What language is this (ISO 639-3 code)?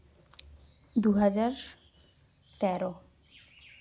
sat